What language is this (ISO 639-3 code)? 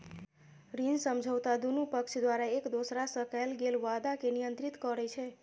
mai